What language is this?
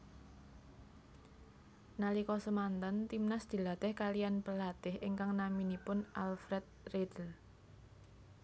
Javanese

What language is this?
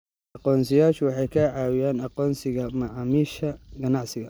Somali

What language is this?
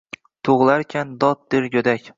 Uzbek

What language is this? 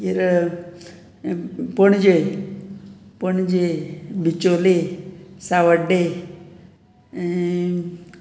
Konkani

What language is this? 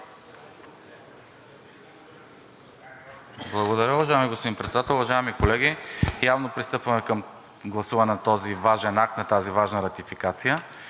Bulgarian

